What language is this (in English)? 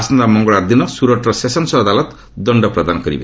Odia